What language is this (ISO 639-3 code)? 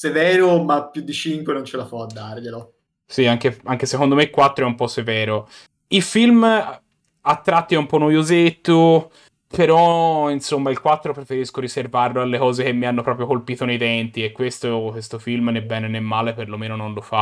ita